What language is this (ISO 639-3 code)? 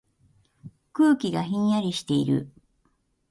jpn